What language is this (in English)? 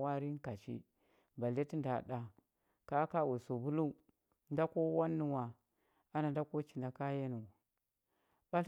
Huba